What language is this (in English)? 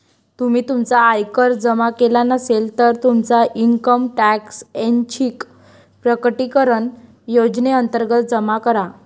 Marathi